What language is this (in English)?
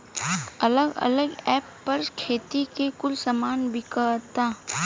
Bhojpuri